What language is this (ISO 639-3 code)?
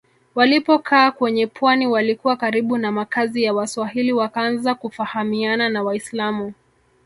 swa